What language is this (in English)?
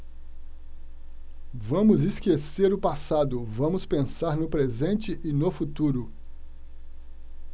Portuguese